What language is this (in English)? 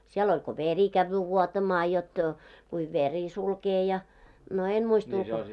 Finnish